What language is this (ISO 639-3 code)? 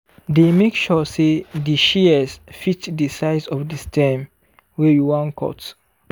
pcm